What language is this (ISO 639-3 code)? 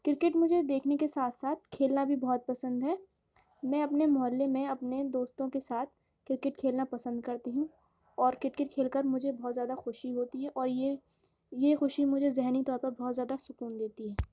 urd